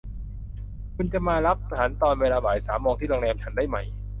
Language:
Thai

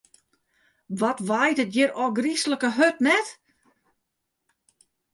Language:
Western Frisian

